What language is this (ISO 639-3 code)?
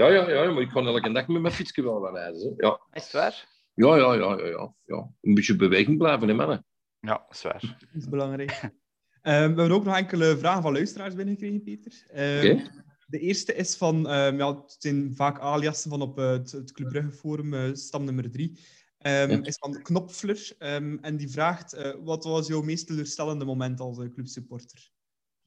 nld